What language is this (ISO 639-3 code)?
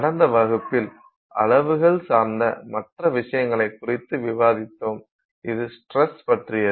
tam